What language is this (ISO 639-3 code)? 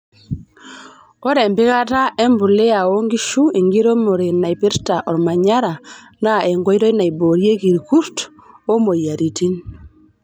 mas